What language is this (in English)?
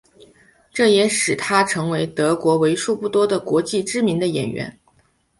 Chinese